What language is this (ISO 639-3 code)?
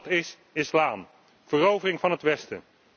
nld